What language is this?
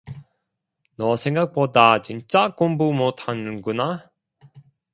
Korean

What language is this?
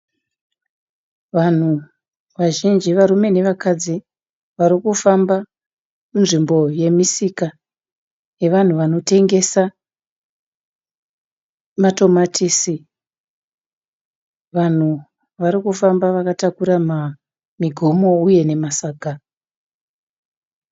Shona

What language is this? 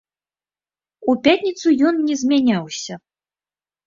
Belarusian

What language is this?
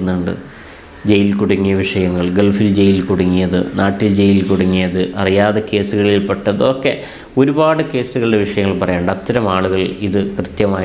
Malayalam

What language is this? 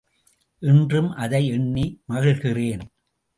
Tamil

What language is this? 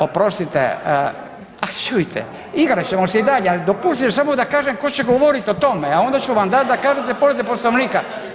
Croatian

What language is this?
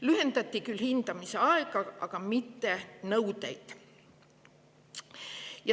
Estonian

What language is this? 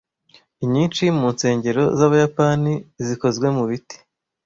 Kinyarwanda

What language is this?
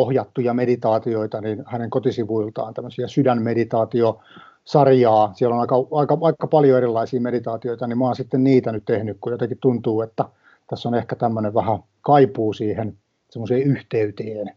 Finnish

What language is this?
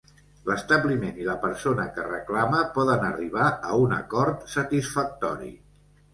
Catalan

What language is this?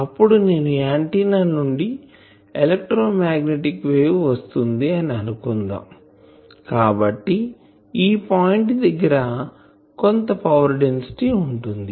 Telugu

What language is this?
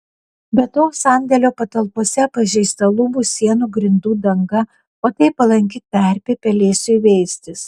Lithuanian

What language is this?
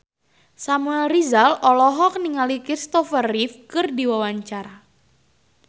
Sundanese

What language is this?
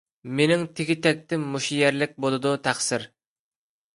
Uyghur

